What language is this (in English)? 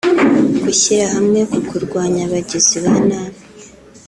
Kinyarwanda